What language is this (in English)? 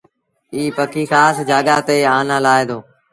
Sindhi Bhil